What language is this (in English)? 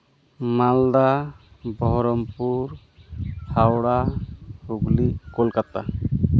Santali